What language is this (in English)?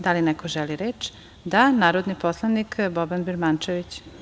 Serbian